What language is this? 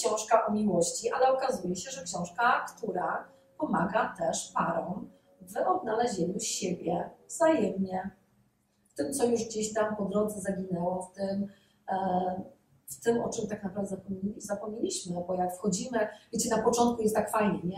Polish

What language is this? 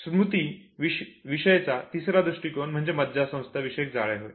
Marathi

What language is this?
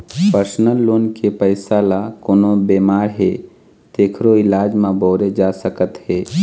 Chhattisgarhi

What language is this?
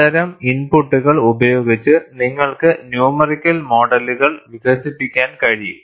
Malayalam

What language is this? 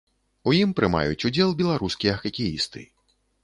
Belarusian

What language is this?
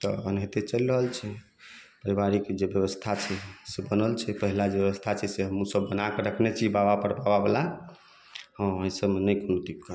Maithili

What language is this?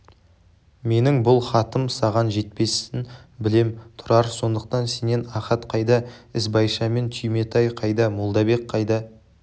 Kazakh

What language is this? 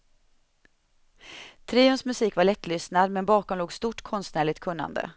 Swedish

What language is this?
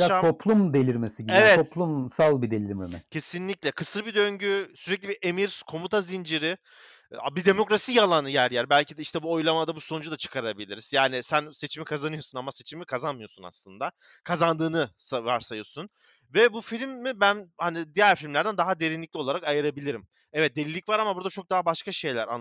Turkish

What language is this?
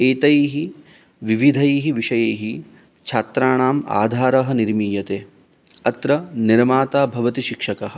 Sanskrit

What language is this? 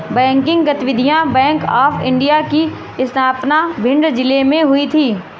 Hindi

